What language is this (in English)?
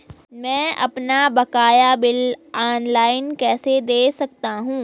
Hindi